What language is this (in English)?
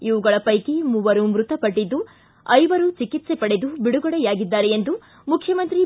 Kannada